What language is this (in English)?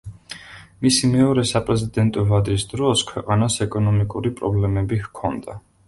Georgian